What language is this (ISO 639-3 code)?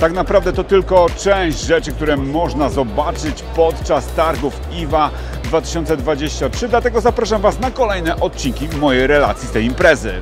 pol